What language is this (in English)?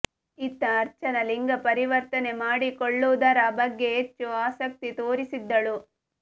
Kannada